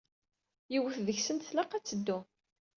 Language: Kabyle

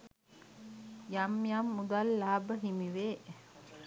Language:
Sinhala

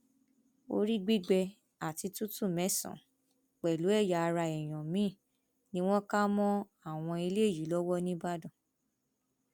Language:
Yoruba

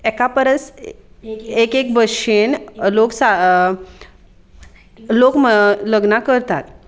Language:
Konkani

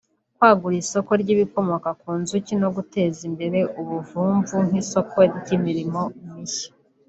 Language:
Kinyarwanda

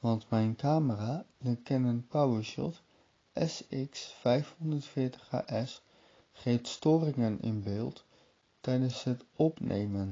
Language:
Dutch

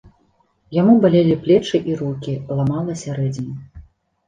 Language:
Belarusian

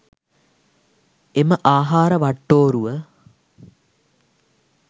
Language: Sinhala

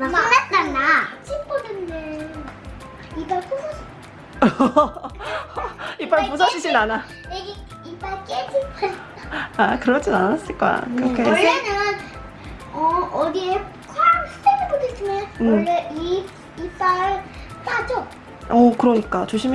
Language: Korean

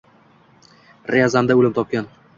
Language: Uzbek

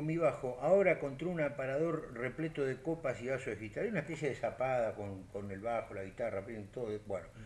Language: Spanish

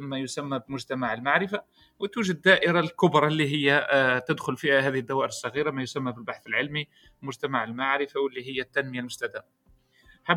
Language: Arabic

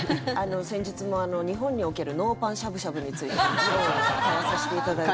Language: Japanese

